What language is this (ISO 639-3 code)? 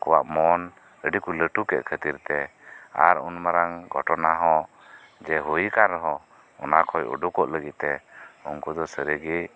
sat